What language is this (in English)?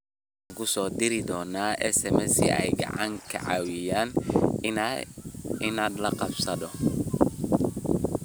Somali